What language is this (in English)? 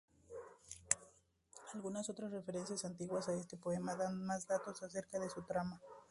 Spanish